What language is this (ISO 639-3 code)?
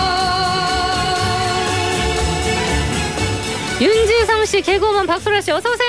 kor